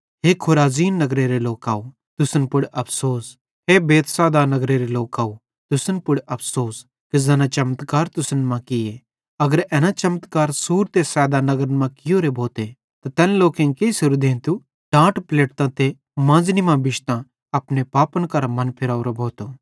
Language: Bhadrawahi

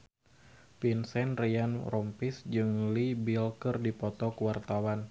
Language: Sundanese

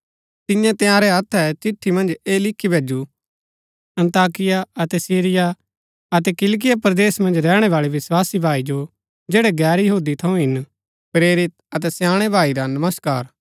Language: Gaddi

